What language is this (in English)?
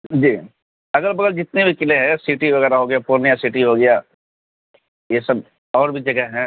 Urdu